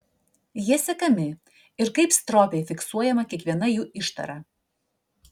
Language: Lithuanian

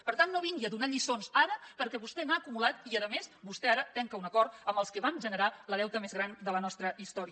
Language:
Catalan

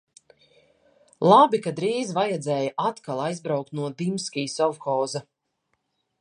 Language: Latvian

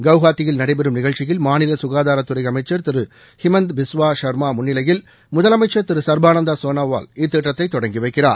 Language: Tamil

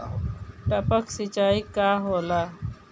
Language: Bhojpuri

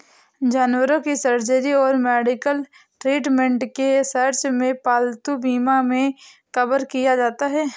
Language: Hindi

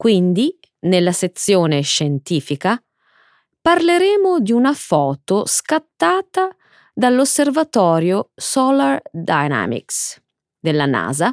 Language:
Italian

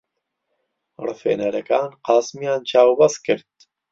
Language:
Central Kurdish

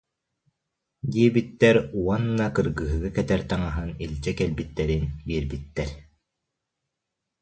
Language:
Yakut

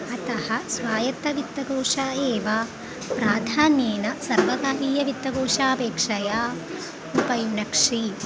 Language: Sanskrit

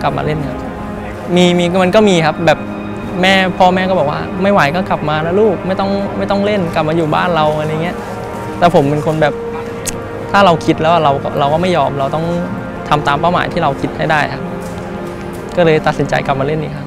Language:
Thai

